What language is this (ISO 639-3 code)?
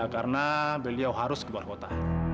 ind